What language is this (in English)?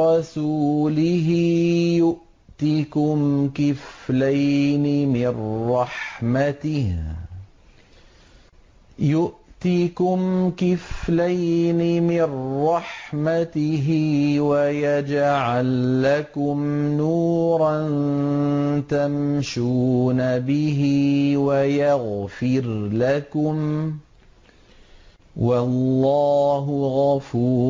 Arabic